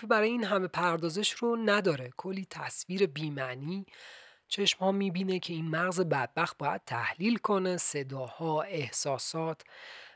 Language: Persian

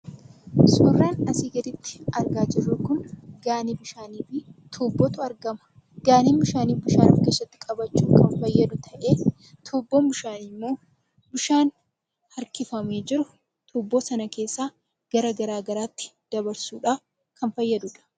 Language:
Oromo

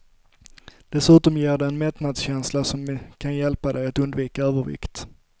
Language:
Swedish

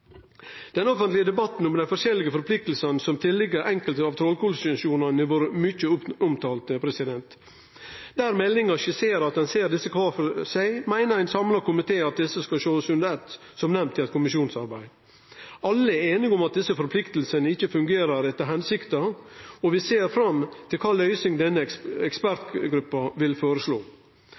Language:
Norwegian Nynorsk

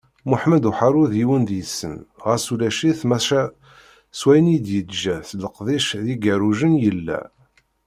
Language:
Kabyle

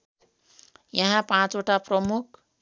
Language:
Nepali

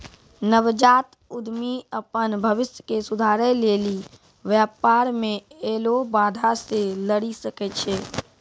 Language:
Maithili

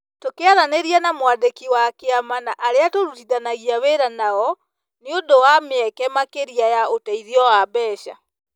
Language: Kikuyu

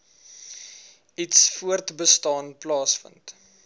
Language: Afrikaans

